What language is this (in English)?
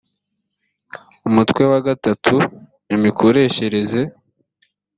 Kinyarwanda